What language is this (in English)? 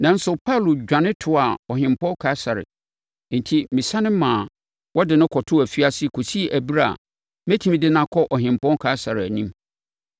Akan